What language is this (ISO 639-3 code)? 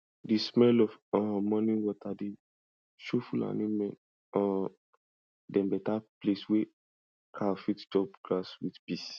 pcm